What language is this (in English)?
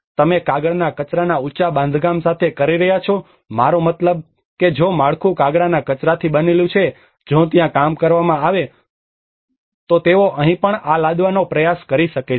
Gujarati